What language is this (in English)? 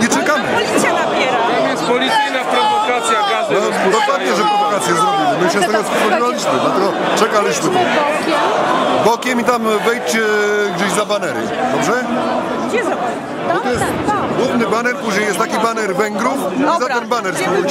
Polish